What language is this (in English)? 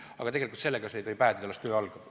Estonian